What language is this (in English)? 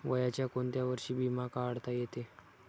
Marathi